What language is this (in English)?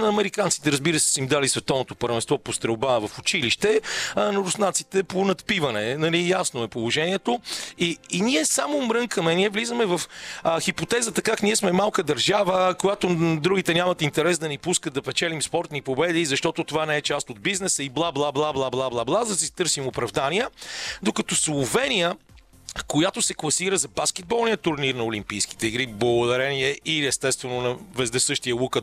Bulgarian